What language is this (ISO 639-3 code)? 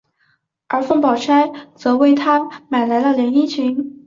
zho